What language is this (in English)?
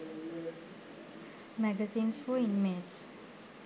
Sinhala